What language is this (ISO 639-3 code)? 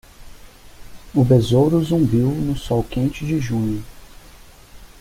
por